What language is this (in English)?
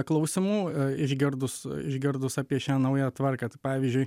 Lithuanian